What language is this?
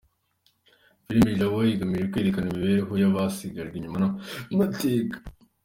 Kinyarwanda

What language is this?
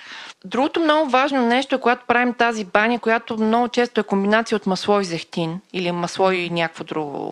Bulgarian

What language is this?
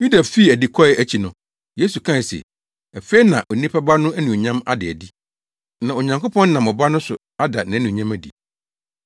Akan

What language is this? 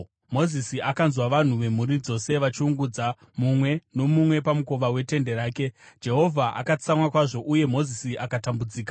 Shona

